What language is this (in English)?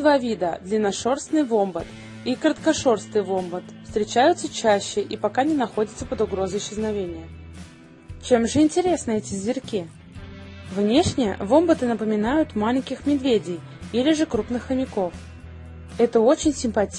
Russian